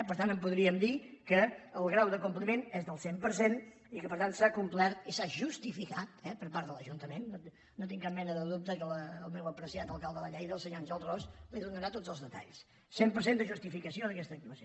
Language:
Catalan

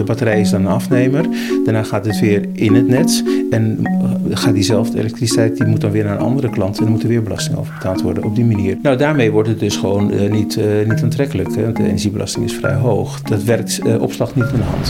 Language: Dutch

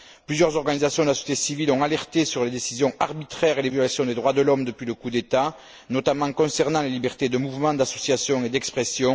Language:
French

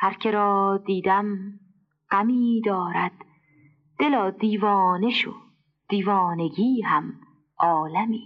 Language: Persian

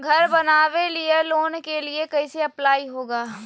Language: Magahi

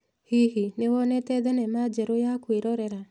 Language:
Kikuyu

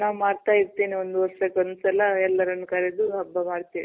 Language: Kannada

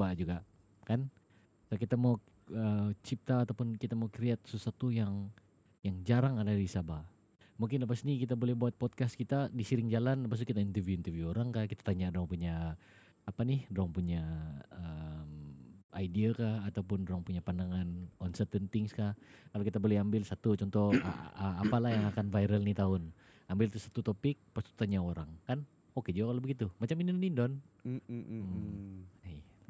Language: Malay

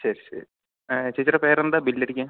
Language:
Malayalam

